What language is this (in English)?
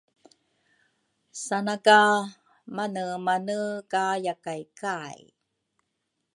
Rukai